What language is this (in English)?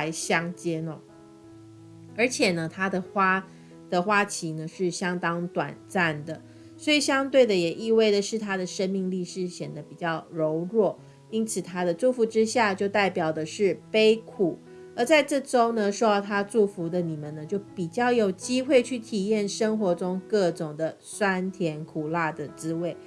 Chinese